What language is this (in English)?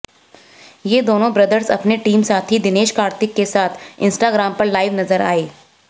Hindi